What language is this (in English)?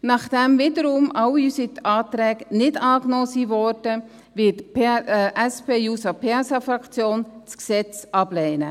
Swiss German